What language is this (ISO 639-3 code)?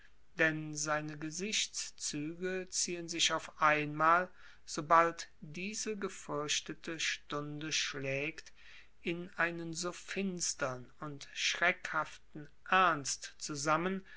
deu